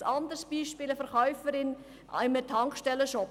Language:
Swiss German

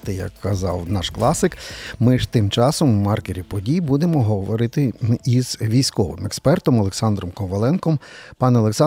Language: Ukrainian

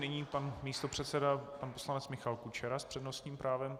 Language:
Czech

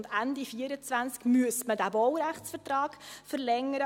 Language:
Swiss German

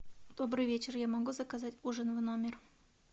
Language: Russian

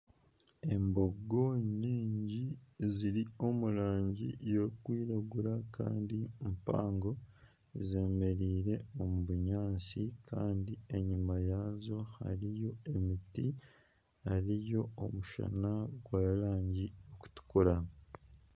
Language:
Nyankole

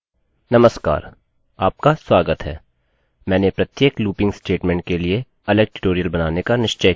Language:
Hindi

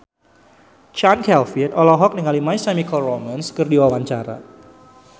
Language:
Sundanese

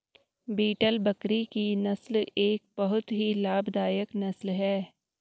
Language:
Hindi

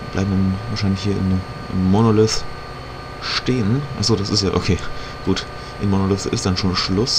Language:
German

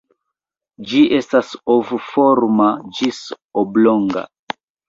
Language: Esperanto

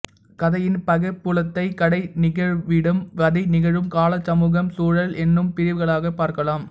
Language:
Tamil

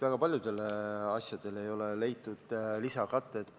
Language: Estonian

